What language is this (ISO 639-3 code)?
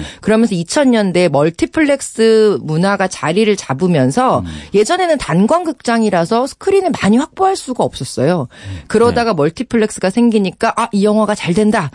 kor